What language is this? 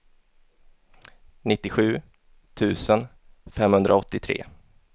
Swedish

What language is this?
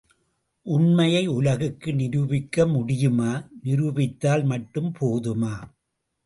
Tamil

